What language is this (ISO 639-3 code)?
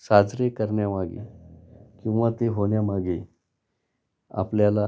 mar